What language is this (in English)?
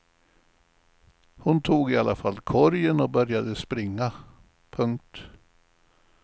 Swedish